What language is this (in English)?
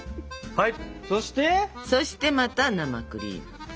Japanese